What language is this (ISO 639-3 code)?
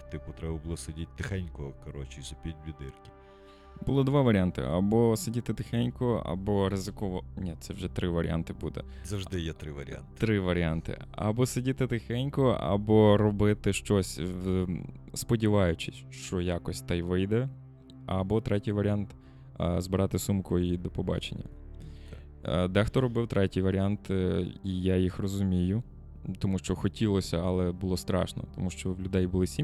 ukr